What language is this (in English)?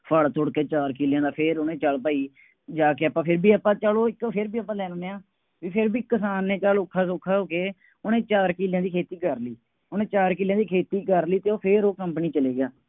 Punjabi